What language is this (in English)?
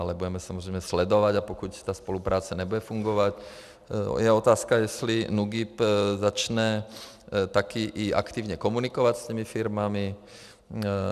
Czech